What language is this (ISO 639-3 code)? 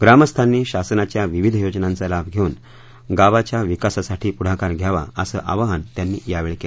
mar